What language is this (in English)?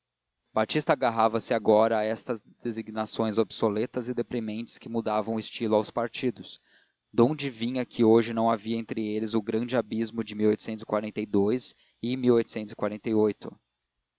Portuguese